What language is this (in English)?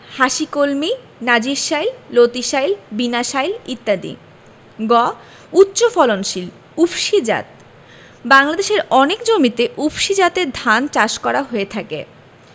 Bangla